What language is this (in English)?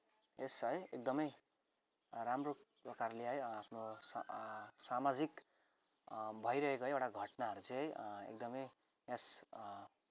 Nepali